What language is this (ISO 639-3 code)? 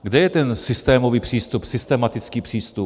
ces